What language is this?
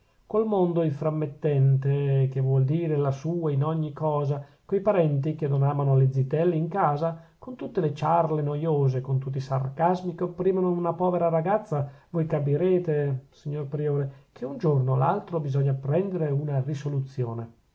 Italian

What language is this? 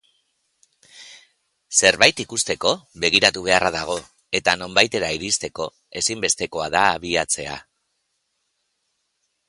Basque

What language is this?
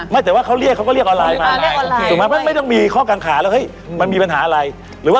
Thai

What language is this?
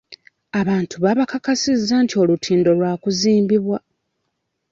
Ganda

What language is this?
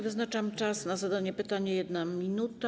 Polish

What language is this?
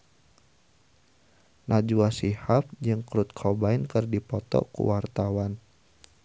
Sundanese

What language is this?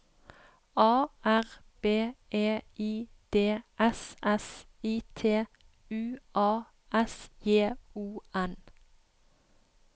Norwegian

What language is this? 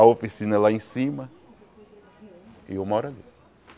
Portuguese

